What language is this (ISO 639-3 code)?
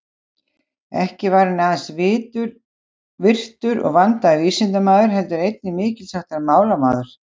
isl